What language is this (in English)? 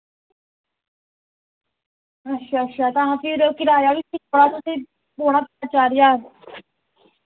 Dogri